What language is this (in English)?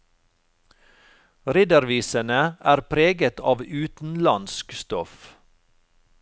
Norwegian